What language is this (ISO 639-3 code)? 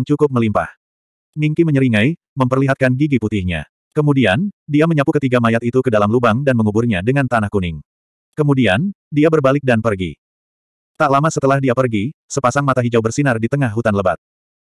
ind